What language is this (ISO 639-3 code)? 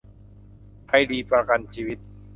tha